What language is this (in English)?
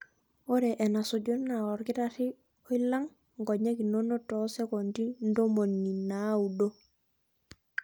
Masai